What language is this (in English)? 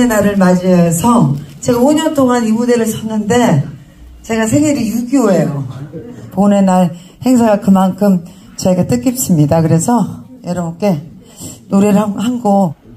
Korean